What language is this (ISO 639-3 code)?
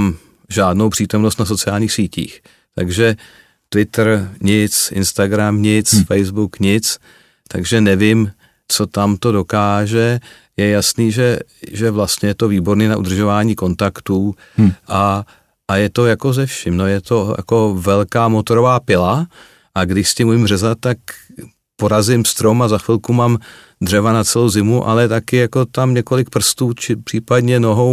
ces